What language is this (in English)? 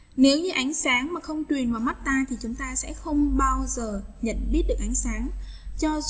Vietnamese